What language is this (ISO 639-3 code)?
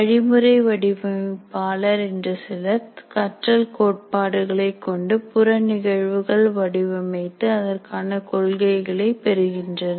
tam